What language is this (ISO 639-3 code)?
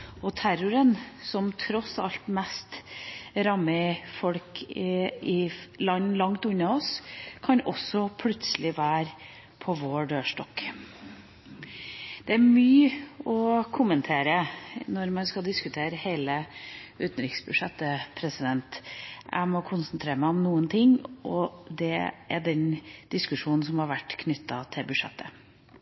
nob